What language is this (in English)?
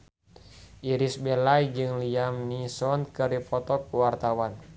Sundanese